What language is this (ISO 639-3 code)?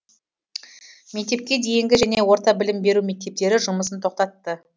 kaz